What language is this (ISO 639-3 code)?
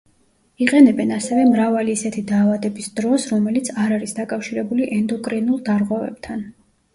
kat